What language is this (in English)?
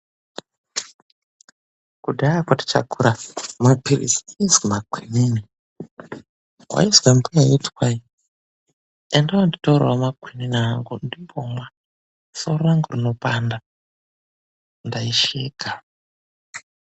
Ndau